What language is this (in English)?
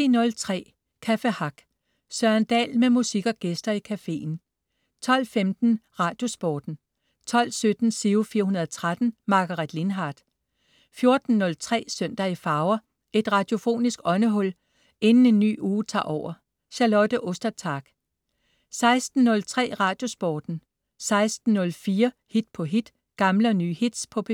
Danish